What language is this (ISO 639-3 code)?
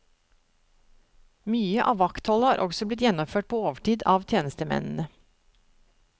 nor